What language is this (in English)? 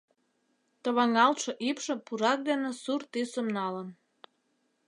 Mari